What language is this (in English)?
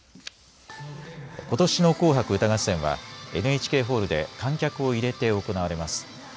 Japanese